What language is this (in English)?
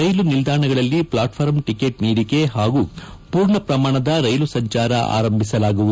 Kannada